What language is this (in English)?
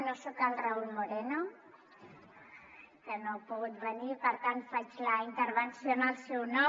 Catalan